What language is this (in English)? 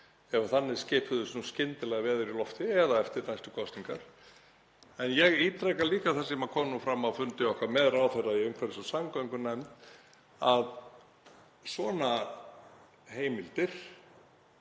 Icelandic